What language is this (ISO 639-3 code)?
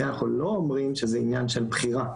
heb